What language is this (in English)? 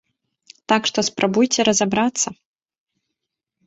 Belarusian